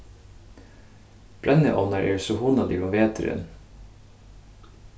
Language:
Faroese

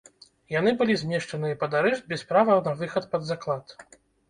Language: Belarusian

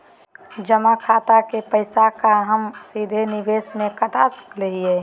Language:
Magahi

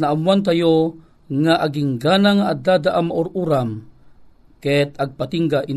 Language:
Filipino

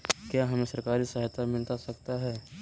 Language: Magahi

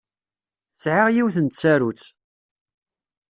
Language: Kabyle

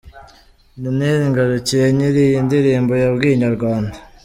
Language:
Kinyarwanda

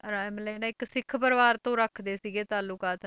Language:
Punjabi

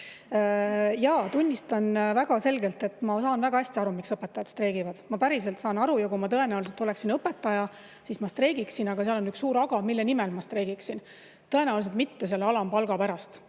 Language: Estonian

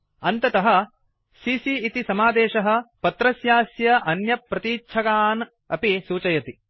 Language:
Sanskrit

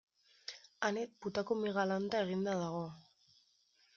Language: Basque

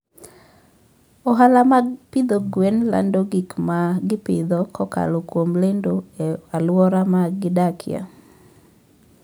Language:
Luo (Kenya and Tanzania)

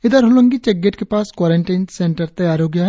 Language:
Hindi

